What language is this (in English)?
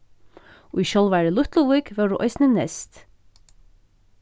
Faroese